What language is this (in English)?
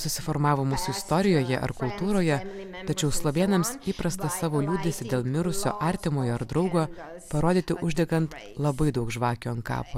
Lithuanian